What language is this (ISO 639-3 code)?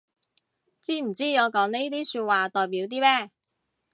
yue